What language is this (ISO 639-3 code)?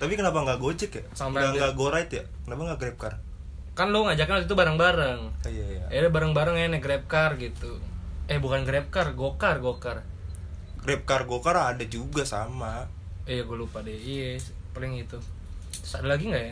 ind